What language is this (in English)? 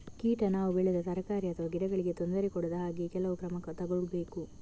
Kannada